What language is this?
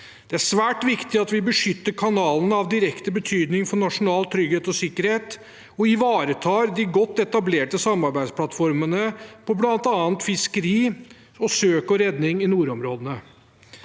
Norwegian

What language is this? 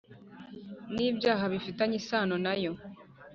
Kinyarwanda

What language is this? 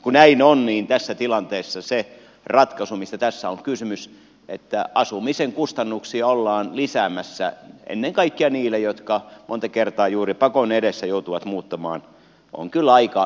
Finnish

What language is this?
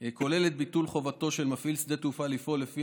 Hebrew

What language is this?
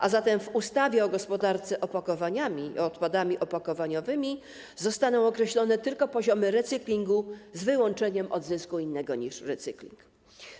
Polish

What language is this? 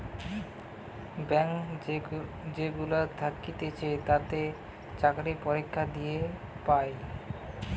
Bangla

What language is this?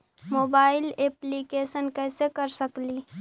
Magahi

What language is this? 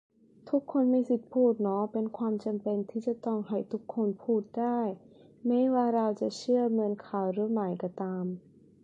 Thai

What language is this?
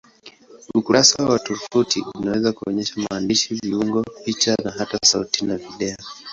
Swahili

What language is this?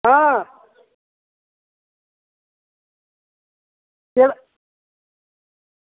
Dogri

